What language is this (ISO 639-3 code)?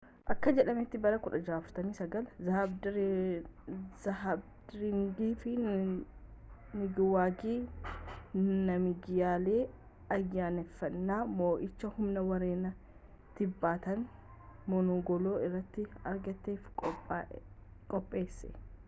orm